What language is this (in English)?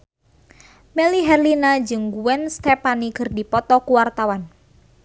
Sundanese